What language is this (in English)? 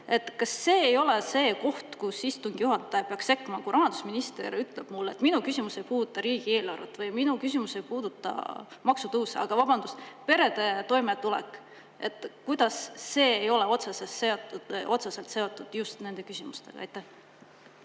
Estonian